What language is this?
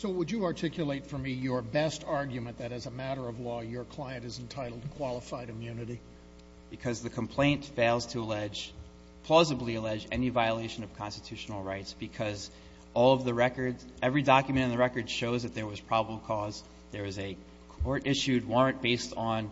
English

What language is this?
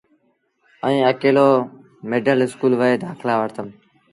Sindhi Bhil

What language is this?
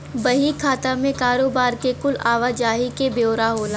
Bhojpuri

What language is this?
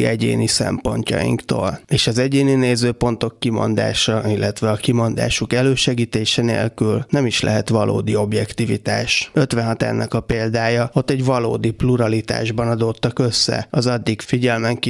Hungarian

